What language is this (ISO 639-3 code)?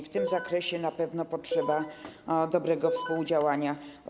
pol